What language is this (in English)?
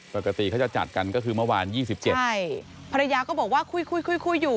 Thai